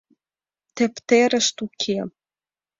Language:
Mari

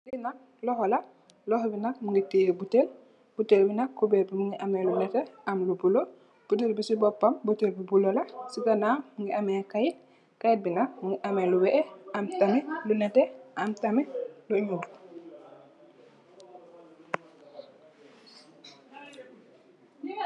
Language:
Wolof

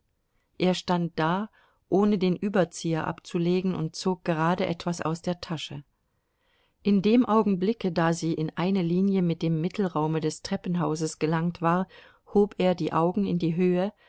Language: German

